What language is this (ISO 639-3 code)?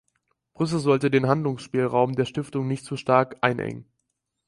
deu